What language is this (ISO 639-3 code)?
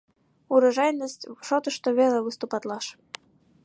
chm